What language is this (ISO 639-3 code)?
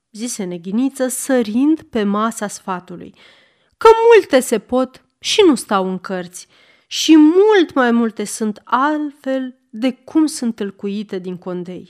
ron